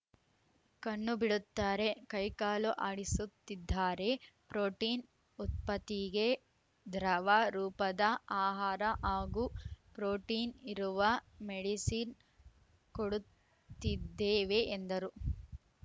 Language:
Kannada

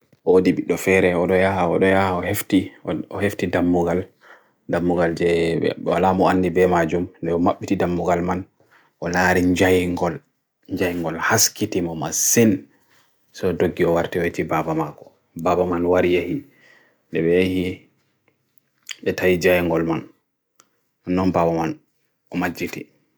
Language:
Bagirmi Fulfulde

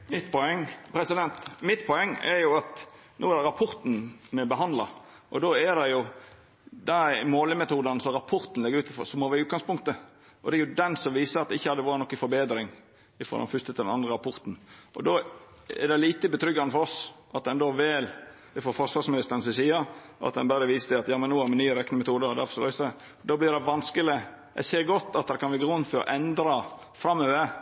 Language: Norwegian Nynorsk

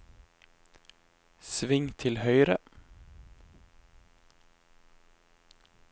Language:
Norwegian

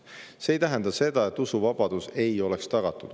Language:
Estonian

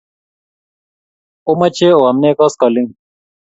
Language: Kalenjin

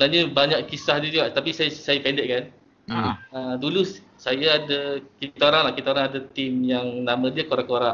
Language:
Malay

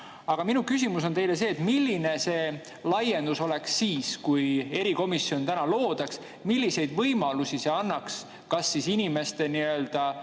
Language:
Estonian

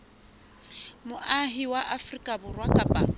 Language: Southern Sotho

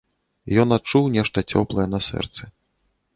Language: Belarusian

